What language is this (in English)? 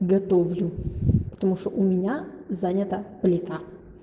Russian